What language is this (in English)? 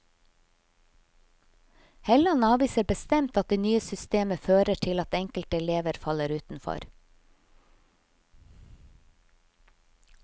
Norwegian